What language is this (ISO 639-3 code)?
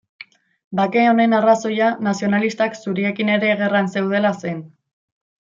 eus